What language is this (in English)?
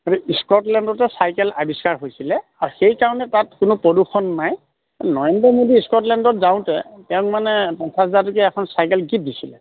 Assamese